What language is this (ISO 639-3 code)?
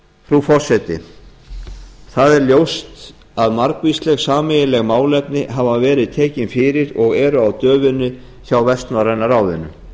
isl